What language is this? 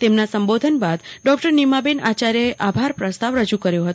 Gujarati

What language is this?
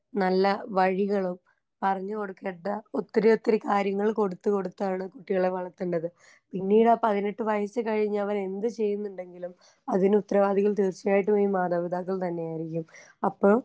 Malayalam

